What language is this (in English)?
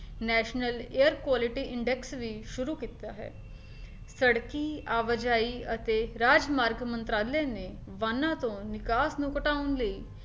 Punjabi